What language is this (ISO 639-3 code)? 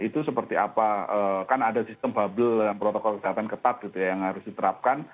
ind